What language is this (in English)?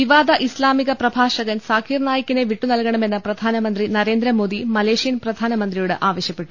Malayalam